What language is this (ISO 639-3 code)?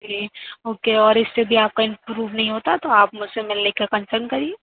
urd